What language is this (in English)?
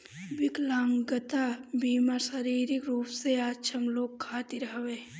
Bhojpuri